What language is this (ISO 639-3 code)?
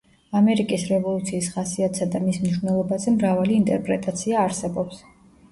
kat